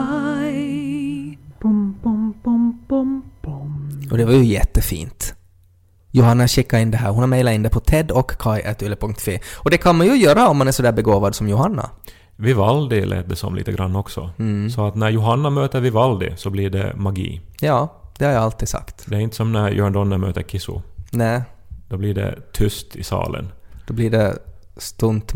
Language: Swedish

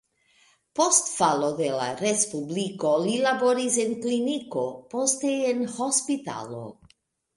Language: Esperanto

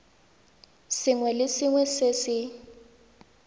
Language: Tswana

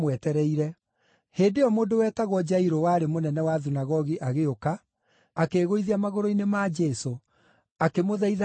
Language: Kikuyu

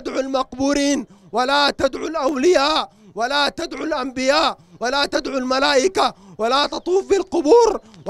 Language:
Arabic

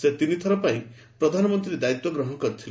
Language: Odia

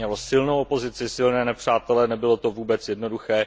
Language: Czech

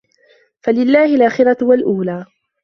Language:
Arabic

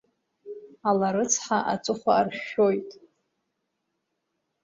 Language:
Abkhazian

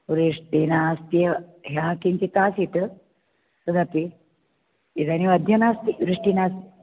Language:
Sanskrit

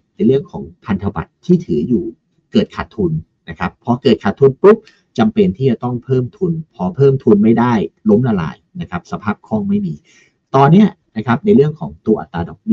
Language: Thai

